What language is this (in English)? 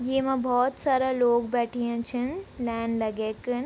Garhwali